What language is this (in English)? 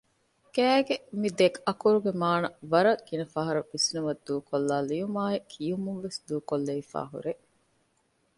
Divehi